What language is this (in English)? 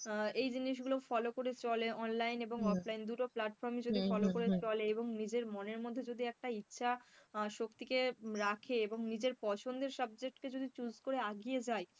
Bangla